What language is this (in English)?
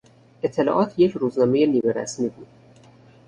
Persian